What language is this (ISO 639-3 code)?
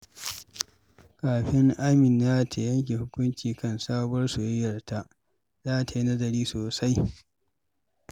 hau